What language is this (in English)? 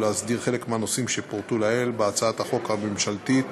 Hebrew